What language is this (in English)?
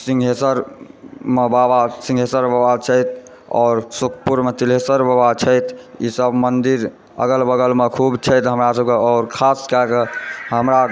Maithili